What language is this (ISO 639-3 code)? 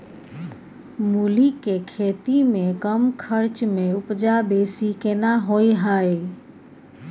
mai